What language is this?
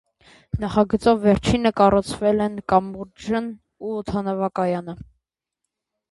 Armenian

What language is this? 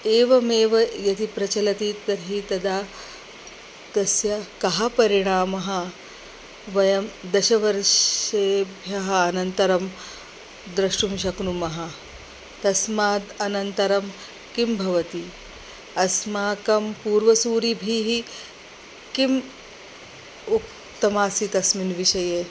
Sanskrit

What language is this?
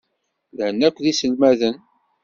Kabyle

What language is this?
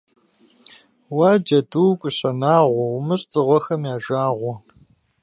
Kabardian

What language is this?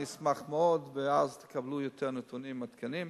Hebrew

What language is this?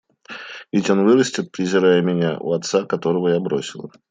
Russian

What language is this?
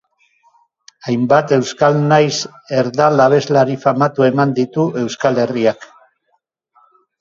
Basque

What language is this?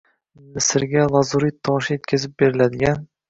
Uzbek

